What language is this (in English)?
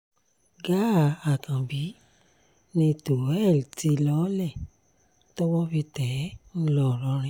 Yoruba